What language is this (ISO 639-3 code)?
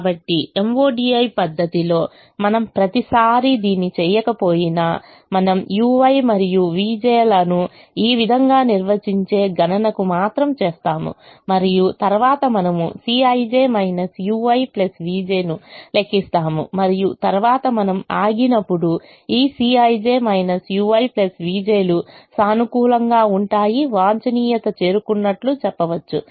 tel